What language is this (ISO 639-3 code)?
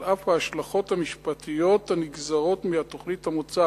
heb